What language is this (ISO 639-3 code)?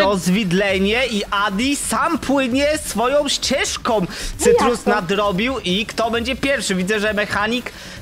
pol